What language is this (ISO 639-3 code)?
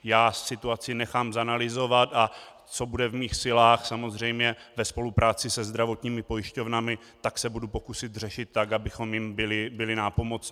ces